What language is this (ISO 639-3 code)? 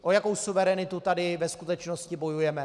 ces